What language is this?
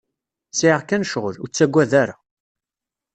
Kabyle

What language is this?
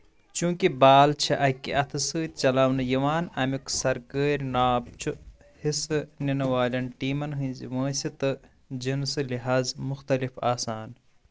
Kashmiri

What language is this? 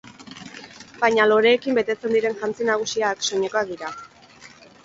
Basque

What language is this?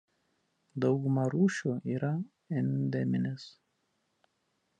Lithuanian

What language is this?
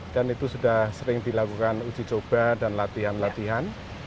Indonesian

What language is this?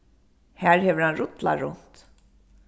Faroese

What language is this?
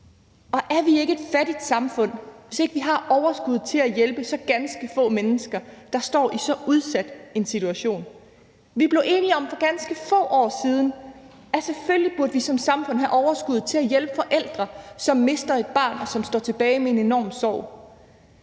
Danish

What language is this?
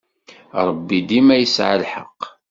Kabyle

